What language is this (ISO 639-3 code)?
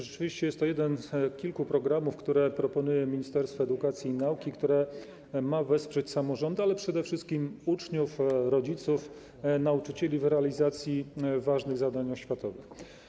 pol